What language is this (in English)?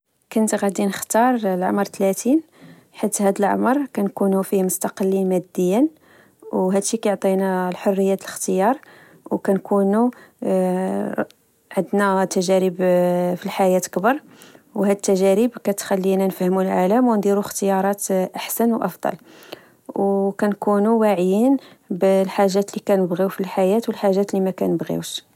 Moroccan Arabic